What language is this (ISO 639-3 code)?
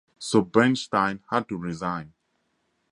eng